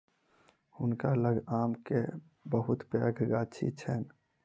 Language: Maithili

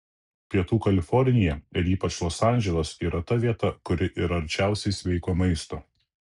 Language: Lithuanian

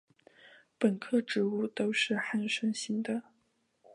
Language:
Chinese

